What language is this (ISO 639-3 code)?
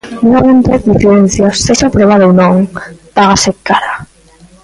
glg